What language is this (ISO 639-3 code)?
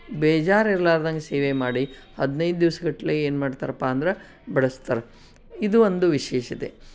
kan